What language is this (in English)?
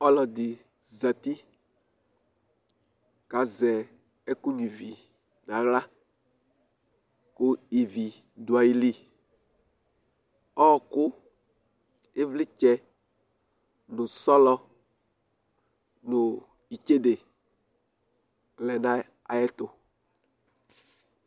Ikposo